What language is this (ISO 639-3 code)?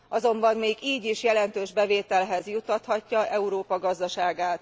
hun